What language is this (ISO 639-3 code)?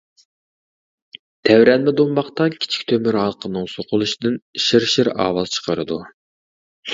uig